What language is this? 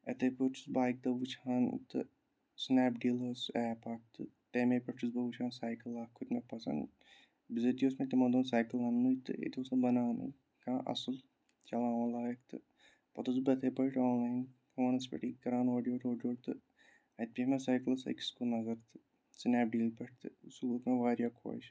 Kashmiri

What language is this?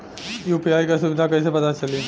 Bhojpuri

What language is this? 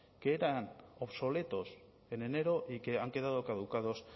Spanish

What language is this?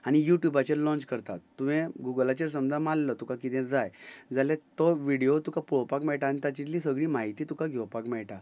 Konkani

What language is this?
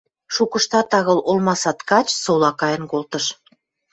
Western Mari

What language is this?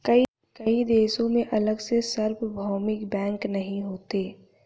Hindi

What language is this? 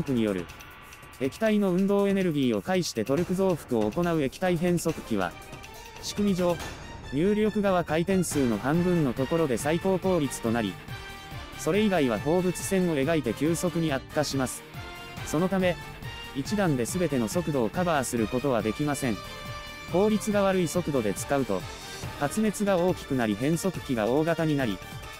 Japanese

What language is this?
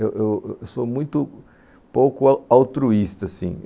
Portuguese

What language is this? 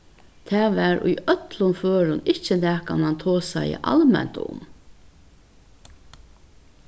Faroese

